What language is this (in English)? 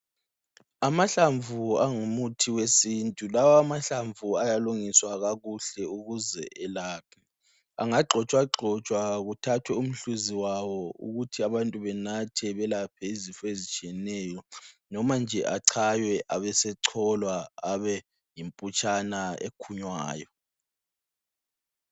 North Ndebele